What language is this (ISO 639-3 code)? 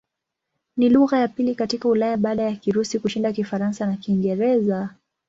swa